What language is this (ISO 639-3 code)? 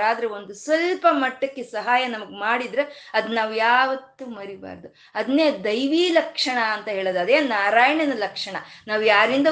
kan